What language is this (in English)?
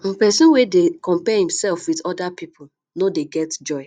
Nigerian Pidgin